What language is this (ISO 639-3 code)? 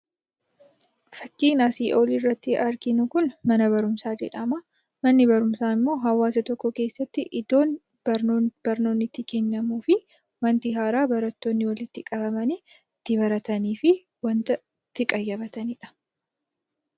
orm